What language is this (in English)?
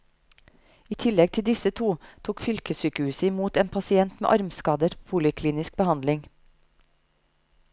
Norwegian